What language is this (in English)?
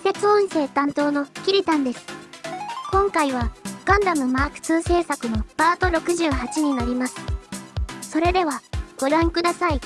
Japanese